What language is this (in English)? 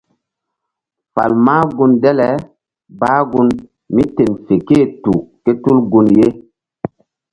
Mbum